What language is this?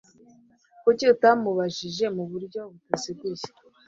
Kinyarwanda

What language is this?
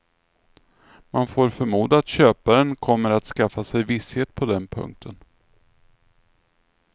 Swedish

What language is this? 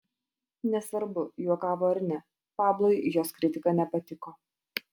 Lithuanian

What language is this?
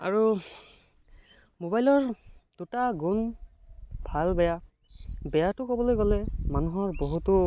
Assamese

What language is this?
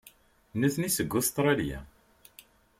Kabyle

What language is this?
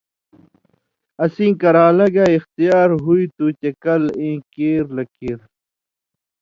Indus Kohistani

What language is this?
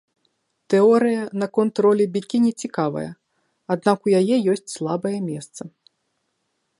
Belarusian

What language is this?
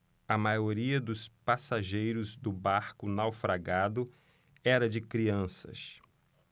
Portuguese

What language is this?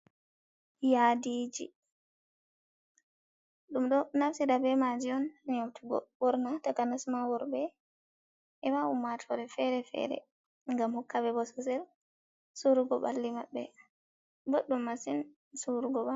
Fula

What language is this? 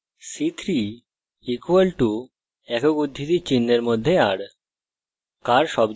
Bangla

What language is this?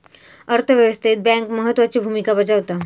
Marathi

